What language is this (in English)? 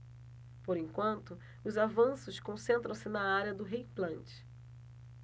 Portuguese